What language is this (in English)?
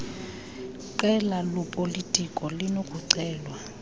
Xhosa